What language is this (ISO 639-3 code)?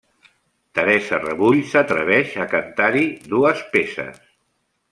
cat